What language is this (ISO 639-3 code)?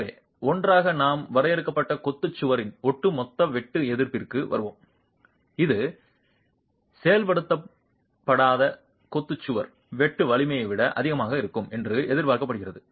tam